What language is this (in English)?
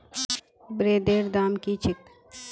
Magahi